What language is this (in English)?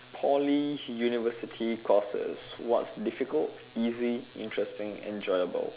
English